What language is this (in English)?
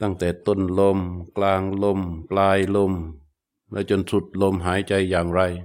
Thai